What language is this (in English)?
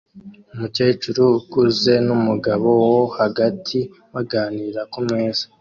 Kinyarwanda